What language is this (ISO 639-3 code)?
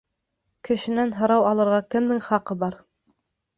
bak